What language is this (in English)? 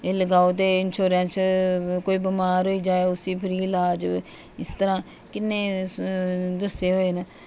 Dogri